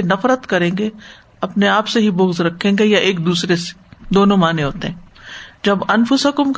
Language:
Urdu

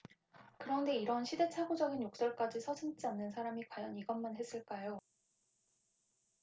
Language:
Korean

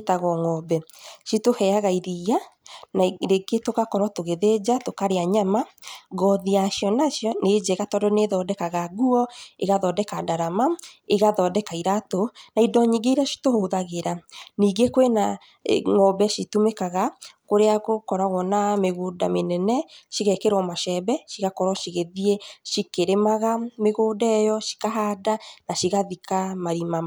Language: Kikuyu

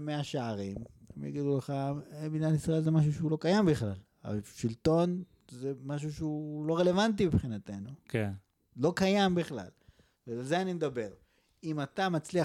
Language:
Hebrew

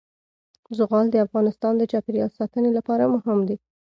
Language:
Pashto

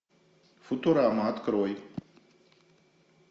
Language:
Russian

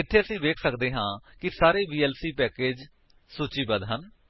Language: Punjabi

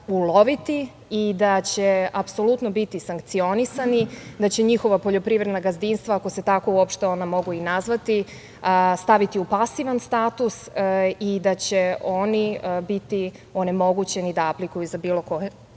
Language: Serbian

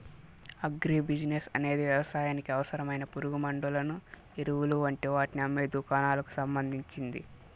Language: Telugu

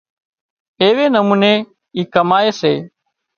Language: Wadiyara Koli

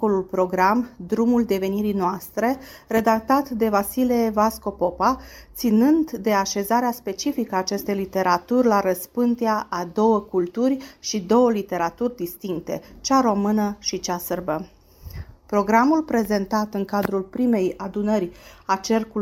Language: Romanian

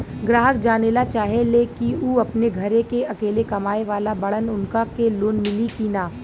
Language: Bhojpuri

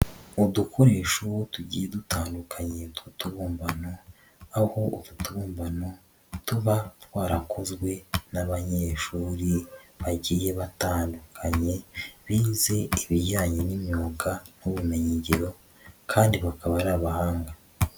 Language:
Kinyarwanda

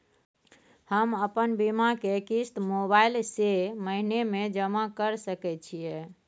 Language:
Maithili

